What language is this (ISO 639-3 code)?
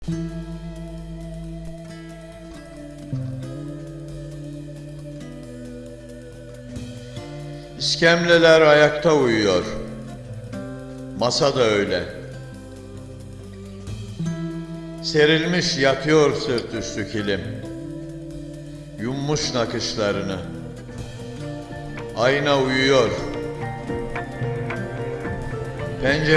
tur